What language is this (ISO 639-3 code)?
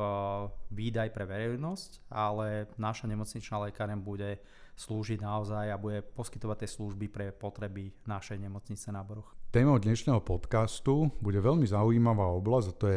slk